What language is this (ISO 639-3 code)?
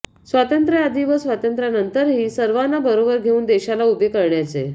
mar